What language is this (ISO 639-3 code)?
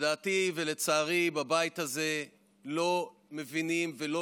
heb